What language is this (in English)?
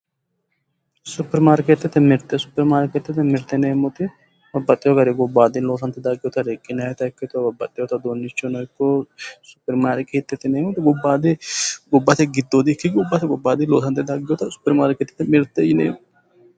Sidamo